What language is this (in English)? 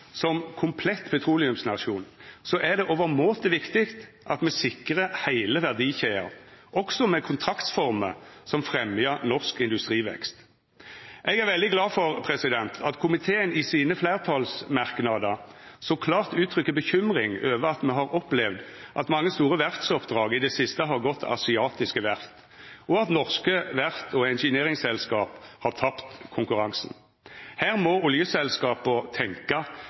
Norwegian Nynorsk